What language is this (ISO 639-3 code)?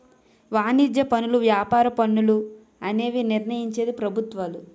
tel